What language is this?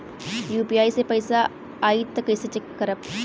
Bhojpuri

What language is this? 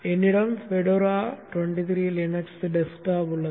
Tamil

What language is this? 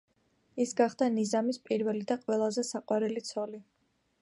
Georgian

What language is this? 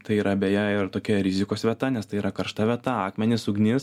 Lithuanian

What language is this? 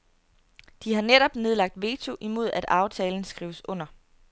Danish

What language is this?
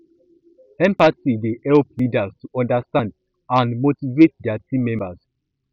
Nigerian Pidgin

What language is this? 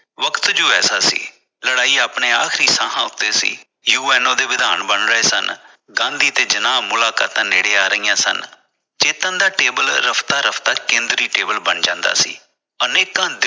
Punjabi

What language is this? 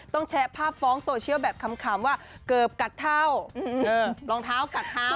Thai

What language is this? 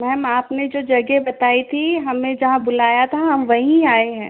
Hindi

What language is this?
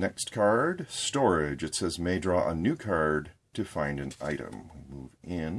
English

